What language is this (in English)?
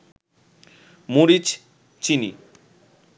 Bangla